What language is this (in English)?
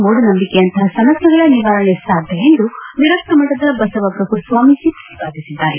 Kannada